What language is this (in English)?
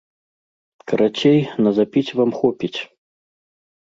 Belarusian